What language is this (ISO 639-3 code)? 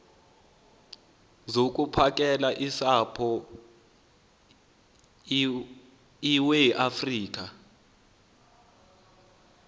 xho